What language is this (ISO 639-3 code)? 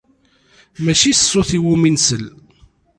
kab